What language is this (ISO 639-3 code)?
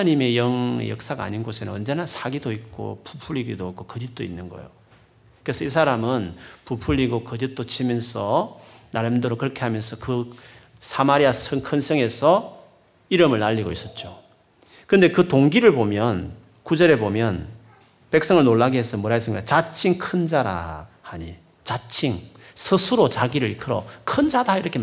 kor